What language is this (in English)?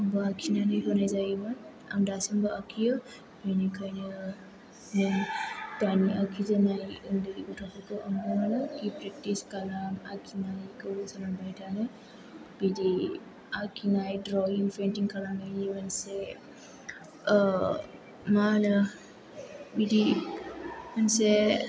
Bodo